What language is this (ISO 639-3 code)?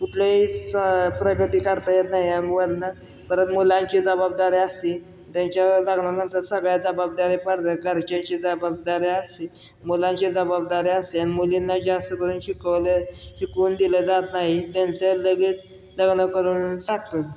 mar